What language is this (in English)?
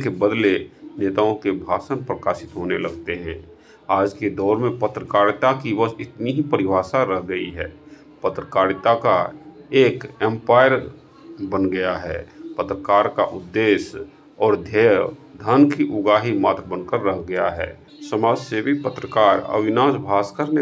Hindi